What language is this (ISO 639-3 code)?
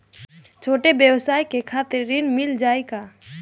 bho